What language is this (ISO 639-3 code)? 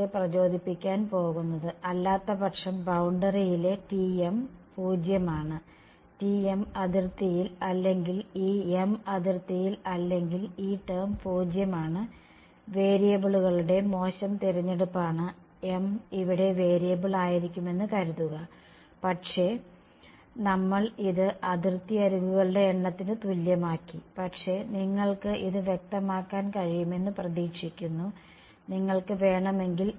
mal